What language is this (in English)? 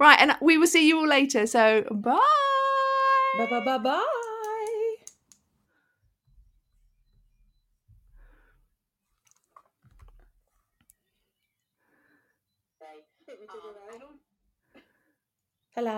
English